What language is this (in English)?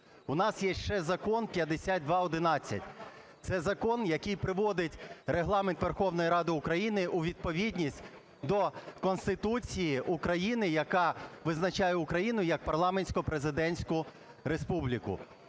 Ukrainian